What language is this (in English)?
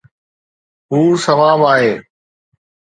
Sindhi